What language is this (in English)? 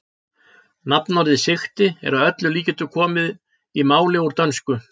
Icelandic